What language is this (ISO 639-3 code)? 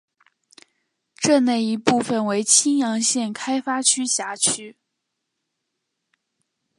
zho